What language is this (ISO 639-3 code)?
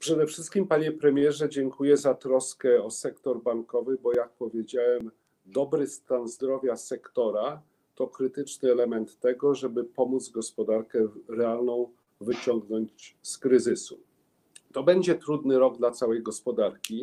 pol